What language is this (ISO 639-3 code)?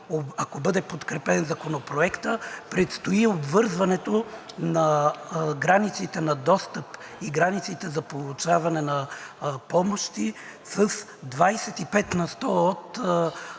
bul